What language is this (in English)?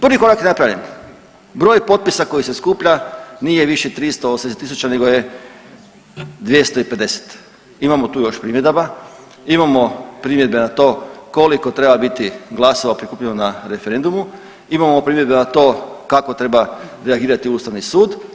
Croatian